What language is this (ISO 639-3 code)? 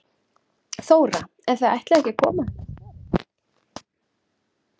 isl